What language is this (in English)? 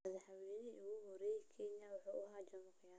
Somali